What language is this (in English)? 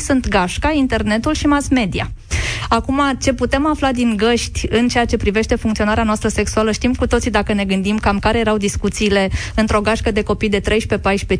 Romanian